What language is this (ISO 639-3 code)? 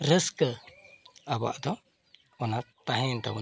sat